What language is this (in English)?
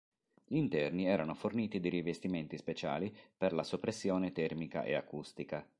Italian